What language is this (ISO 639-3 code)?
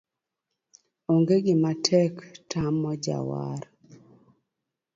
luo